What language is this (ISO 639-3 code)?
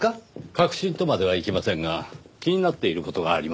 jpn